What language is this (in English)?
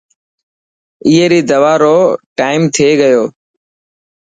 Dhatki